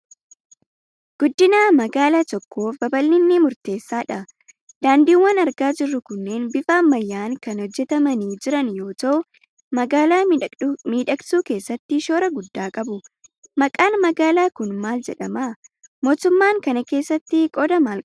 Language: Oromo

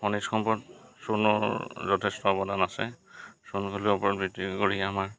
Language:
Assamese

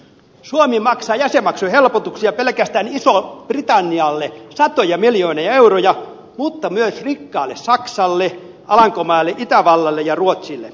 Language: Finnish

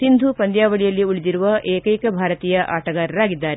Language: Kannada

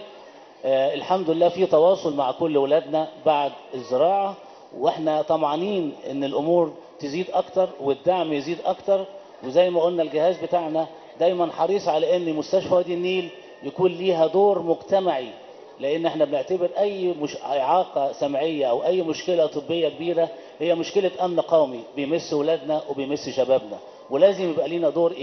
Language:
Arabic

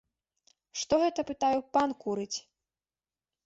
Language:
Belarusian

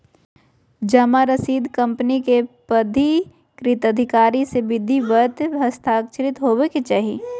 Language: Magahi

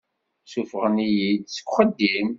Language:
Kabyle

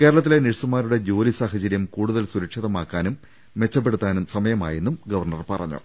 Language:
Malayalam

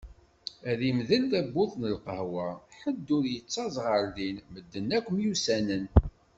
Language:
Kabyle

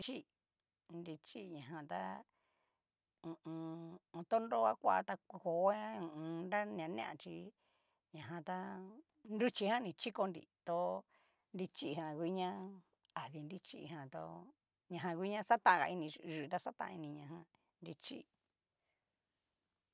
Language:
Cacaloxtepec Mixtec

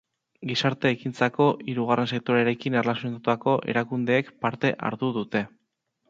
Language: Basque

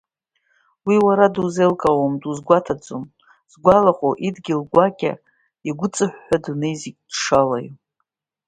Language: Abkhazian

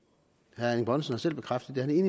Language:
Danish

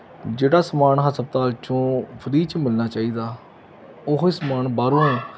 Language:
Punjabi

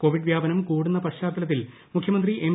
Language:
Malayalam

